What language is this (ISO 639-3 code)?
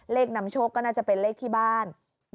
tha